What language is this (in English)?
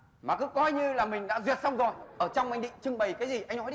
Vietnamese